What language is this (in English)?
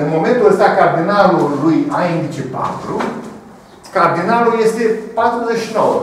Romanian